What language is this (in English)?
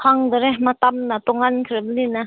Manipuri